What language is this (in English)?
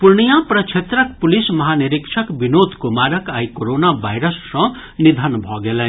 Maithili